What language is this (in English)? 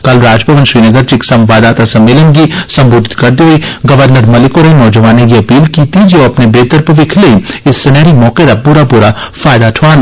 Dogri